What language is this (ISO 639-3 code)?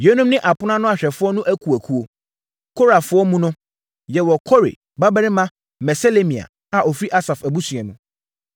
aka